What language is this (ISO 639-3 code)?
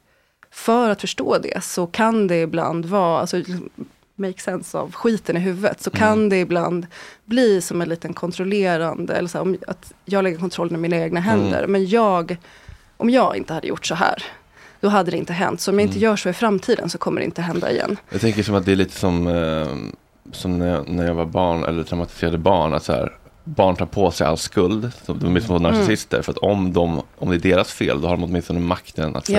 swe